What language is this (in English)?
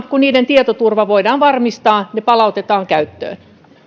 Finnish